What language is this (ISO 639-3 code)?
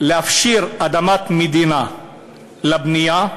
heb